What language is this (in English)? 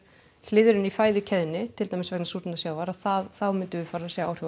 Icelandic